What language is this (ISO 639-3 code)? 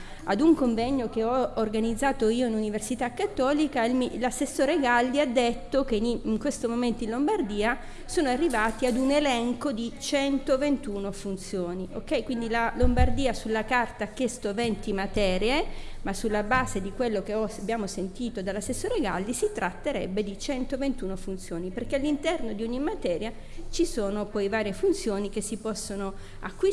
ita